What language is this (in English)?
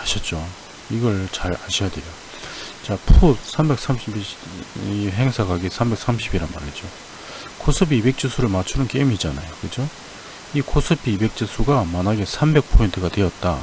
Korean